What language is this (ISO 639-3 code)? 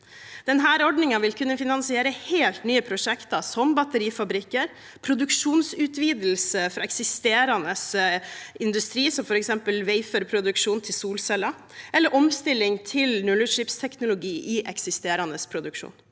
nor